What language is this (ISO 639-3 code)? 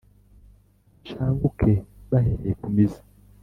kin